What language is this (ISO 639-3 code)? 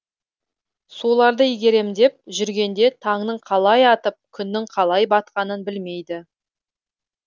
kaz